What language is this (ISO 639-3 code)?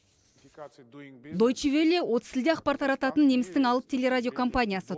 kaz